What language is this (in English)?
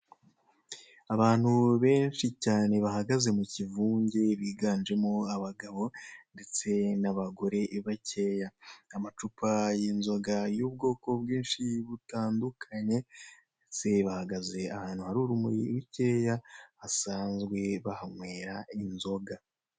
Kinyarwanda